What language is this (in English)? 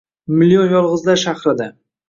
Uzbek